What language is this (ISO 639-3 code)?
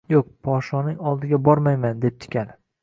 uzb